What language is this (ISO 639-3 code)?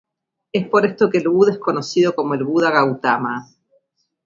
spa